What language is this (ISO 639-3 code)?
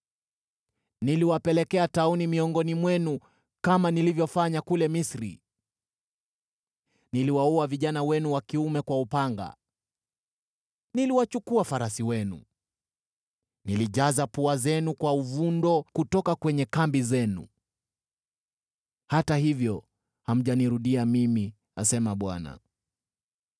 swa